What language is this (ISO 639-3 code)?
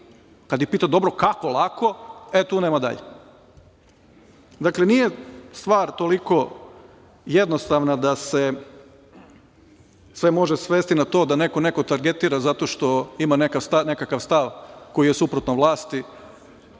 srp